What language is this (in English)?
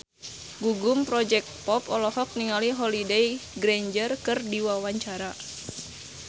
Sundanese